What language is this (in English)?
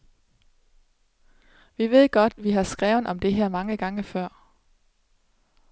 Danish